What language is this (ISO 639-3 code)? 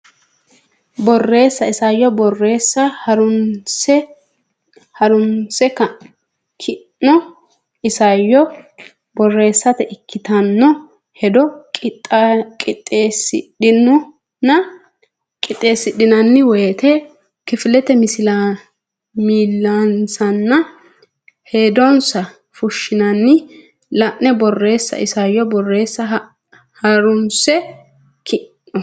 sid